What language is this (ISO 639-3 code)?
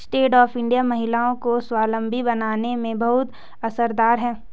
hin